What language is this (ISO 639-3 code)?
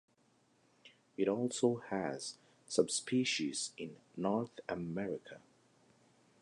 eng